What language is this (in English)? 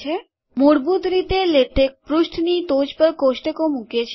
Gujarati